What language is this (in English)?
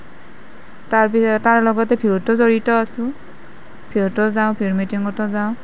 Assamese